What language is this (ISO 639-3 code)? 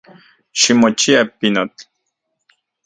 ncx